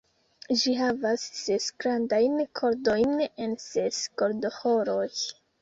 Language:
Esperanto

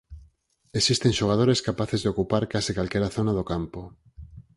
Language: Galician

